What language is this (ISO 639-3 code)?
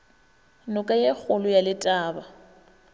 nso